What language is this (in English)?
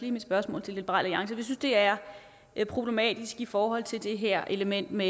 Danish